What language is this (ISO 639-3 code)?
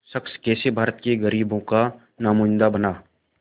hin